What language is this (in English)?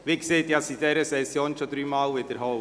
Swiss German